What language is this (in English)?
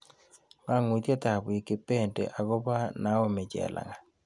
Kalenjin